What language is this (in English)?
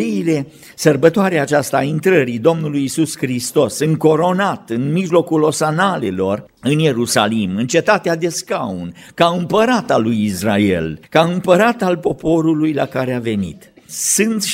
Romanian